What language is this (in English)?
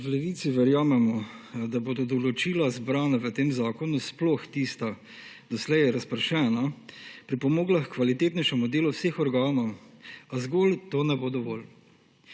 Slovenian